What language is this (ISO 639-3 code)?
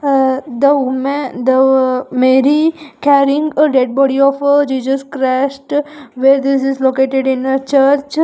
eng